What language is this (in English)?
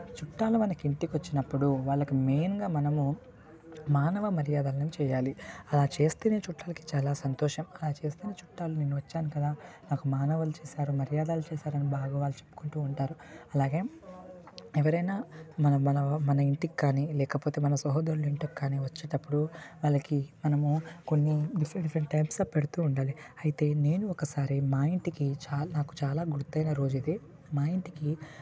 Telugu